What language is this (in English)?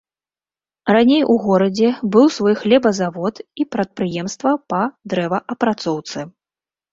Belarusian